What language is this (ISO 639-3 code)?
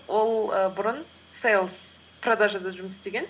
kaz